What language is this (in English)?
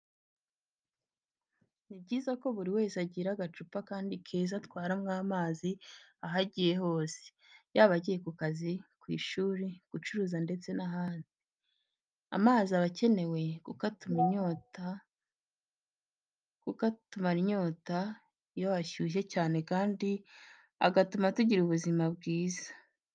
Kinyarwanda